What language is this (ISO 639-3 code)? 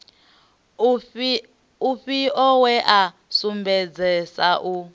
ven